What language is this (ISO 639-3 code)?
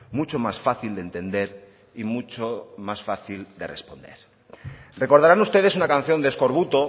spa